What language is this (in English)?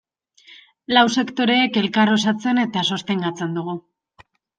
Basque